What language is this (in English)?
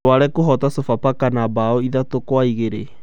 Kikuyu